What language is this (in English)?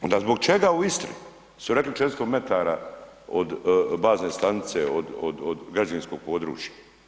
Croatian